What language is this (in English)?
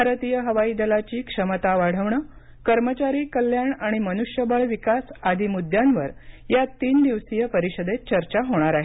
Marathi